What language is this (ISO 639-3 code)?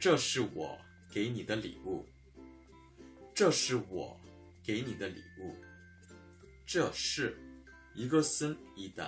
kor